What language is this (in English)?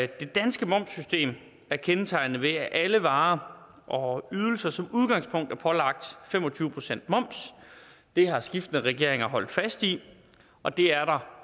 Danish